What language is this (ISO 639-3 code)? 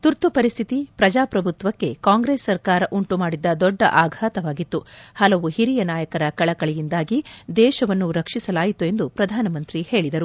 kan